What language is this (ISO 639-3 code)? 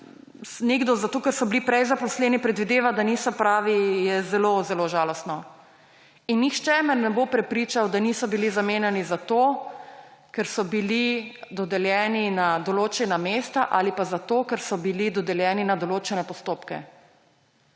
slv